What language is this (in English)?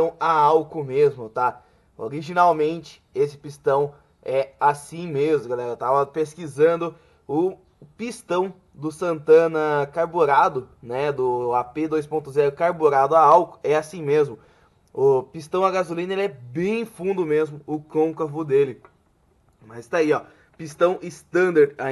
Portuguese